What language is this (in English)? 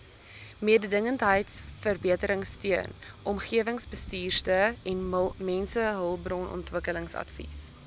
Afrikaans